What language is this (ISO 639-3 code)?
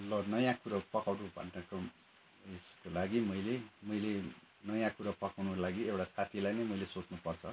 nep